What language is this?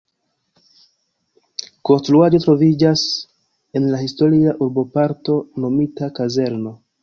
Esperanto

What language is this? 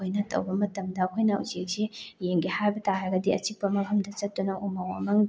Manipuri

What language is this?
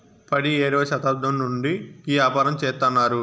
Telugu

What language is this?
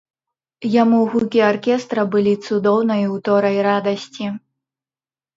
Belarusian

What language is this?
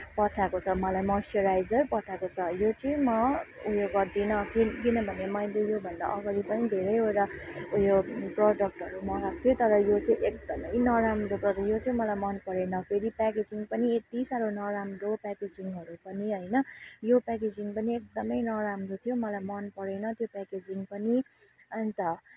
Nepali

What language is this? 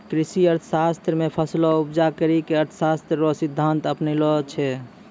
Maithili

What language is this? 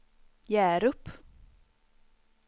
Swedish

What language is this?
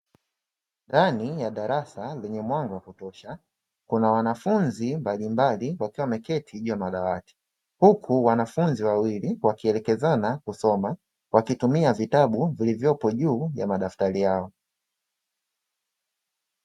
Swahili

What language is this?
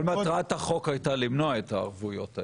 Hebrew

